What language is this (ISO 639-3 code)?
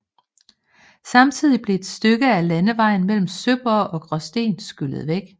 dan